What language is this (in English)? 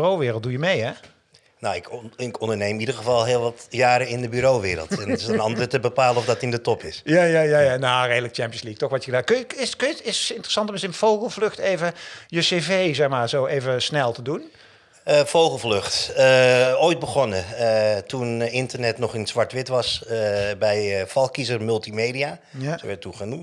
Dutch